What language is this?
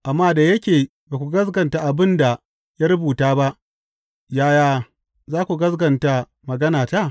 Hausa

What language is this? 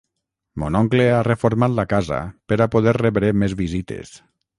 Catalan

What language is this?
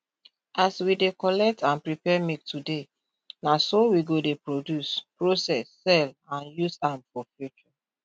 Nigerian Pidgin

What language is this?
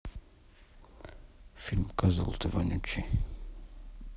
Russian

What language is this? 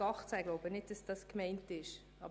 Swiss German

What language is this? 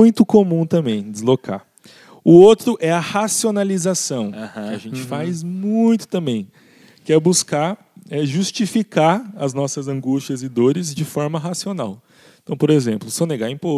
Portuguese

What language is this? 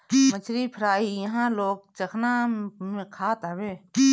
Bhojpuri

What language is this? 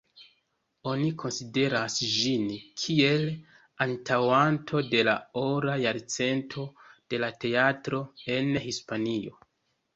Esperanto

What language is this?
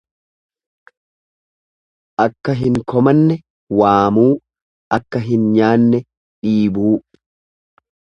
Oromo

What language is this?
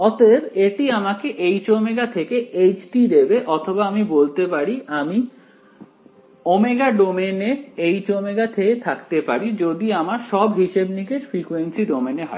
Bangla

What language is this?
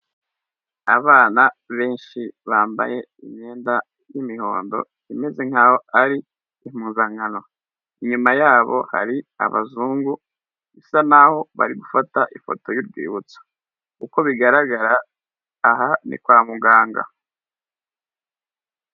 Kinyarwanda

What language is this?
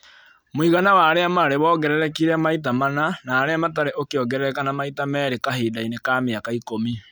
Kikuyu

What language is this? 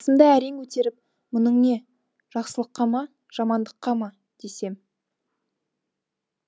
Kazakh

